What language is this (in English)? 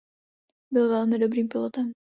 Czech